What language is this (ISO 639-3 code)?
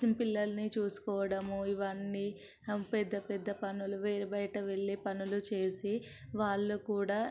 tel